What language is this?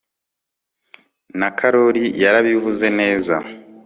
Kinyarwanda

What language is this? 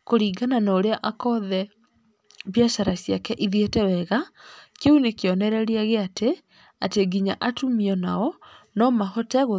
Kikuyu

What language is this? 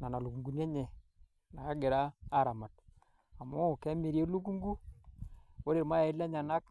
Masai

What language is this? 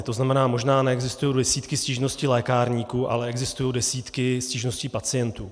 Czech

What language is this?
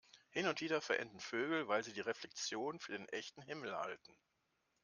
German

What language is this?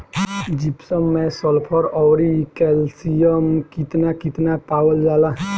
Bhojpuri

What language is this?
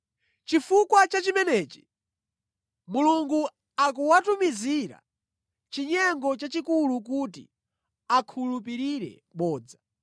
Nyanja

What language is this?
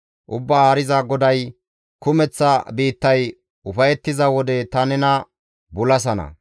Gamo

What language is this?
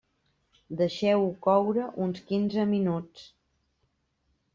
Catalan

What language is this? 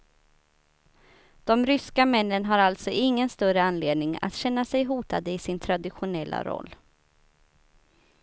Swedish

